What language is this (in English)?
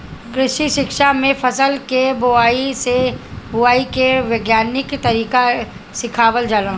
Bhojpuri